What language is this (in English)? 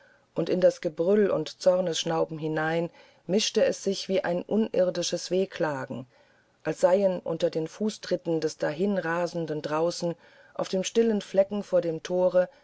German